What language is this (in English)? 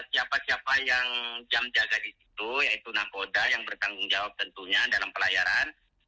Indonesian